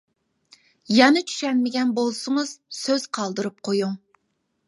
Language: Uyghur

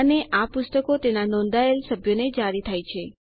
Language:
Gujarati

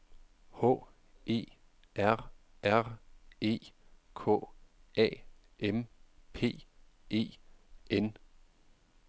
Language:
Danish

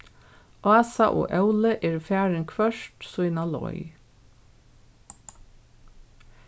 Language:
Faroese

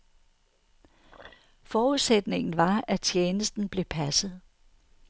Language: Danish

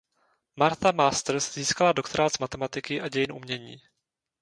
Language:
Czech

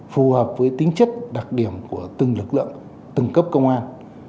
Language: Vietnamese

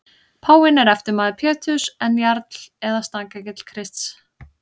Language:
Icelandic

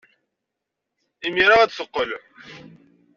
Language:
Kabyle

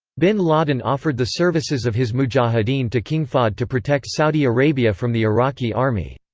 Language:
English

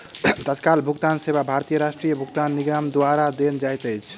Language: Maithili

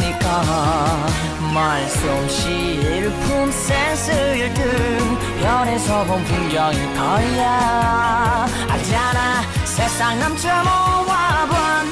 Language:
Thai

